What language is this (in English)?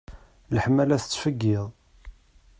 Kabyle